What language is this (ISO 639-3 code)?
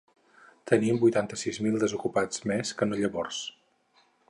cat